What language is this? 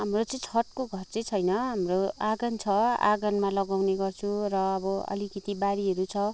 Nepali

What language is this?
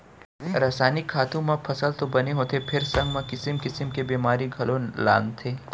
Chhattisgarhi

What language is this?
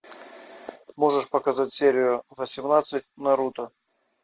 Russian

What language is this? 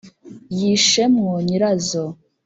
Kinyarwanda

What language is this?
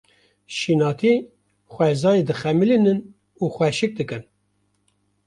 Kurdish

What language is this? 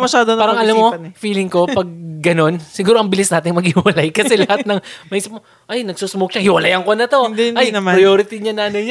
Filipino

